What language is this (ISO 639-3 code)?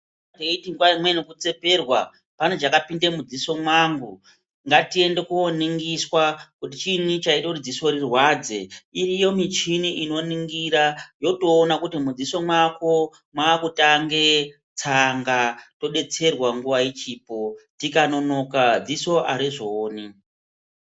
ndc